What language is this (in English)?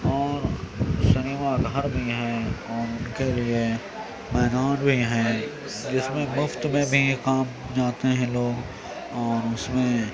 Urdu